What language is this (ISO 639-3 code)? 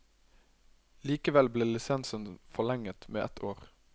nor